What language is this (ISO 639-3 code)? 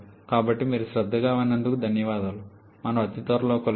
tel